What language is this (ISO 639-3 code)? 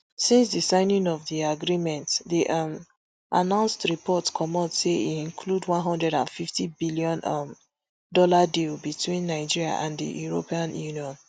pcm